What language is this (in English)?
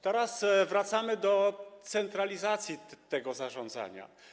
Polish